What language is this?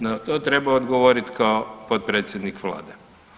Croatian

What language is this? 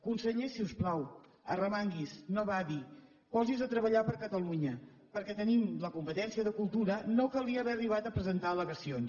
Catalan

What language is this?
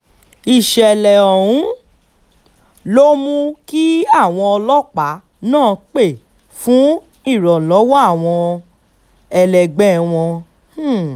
Yoruba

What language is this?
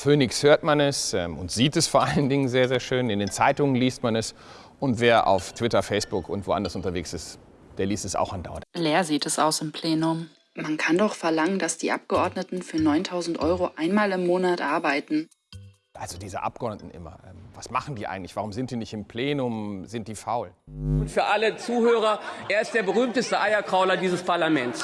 German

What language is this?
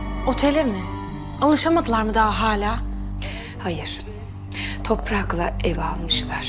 Turkish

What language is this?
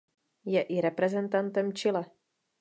Czech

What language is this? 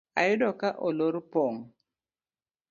Luo (Kenya and Tanzania)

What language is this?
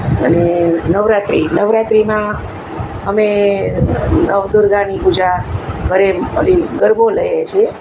Gujarati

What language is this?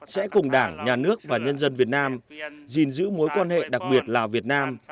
Vietnamese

